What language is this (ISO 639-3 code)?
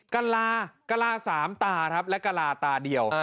tha